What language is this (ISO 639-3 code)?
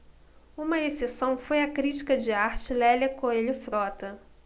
por